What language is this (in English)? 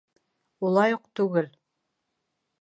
Bashkir